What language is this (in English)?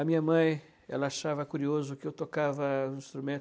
Portuguese